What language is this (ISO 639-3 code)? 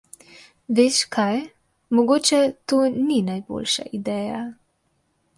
slv